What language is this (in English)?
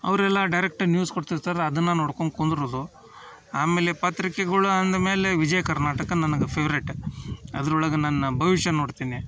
Kannada